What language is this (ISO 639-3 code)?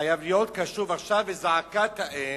heb